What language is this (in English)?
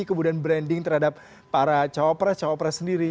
Indonesian